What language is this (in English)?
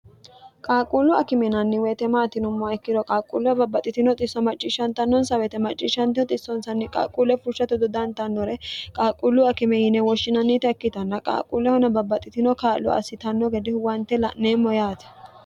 Sidamo